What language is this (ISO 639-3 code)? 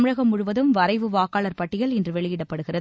tam